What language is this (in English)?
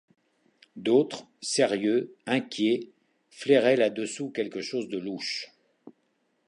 French